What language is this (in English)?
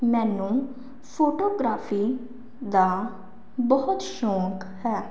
Punjabi